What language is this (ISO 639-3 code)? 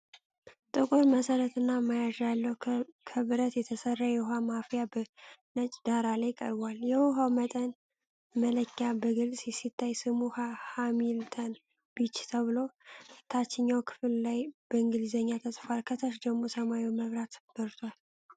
amh